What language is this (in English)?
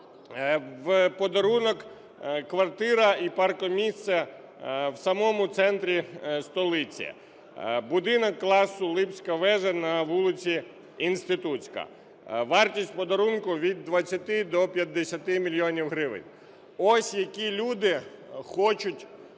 Ukrainian